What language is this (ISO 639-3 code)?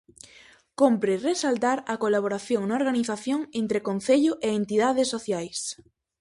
glg